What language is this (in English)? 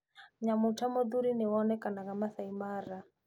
Kikuyu